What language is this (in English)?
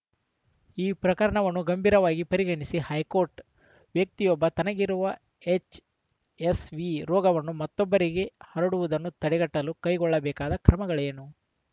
Kannada